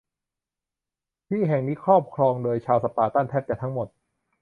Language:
Thai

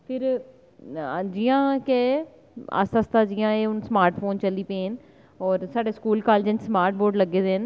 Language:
Dogri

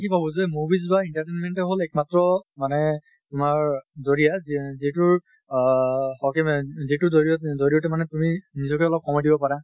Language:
Assamese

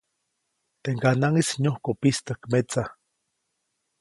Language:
Copainalá Zoque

